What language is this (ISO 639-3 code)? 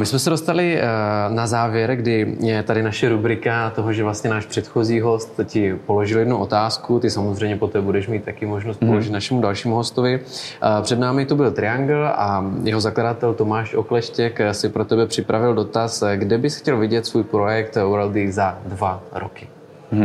ces